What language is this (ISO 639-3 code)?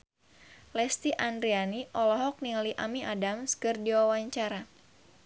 sun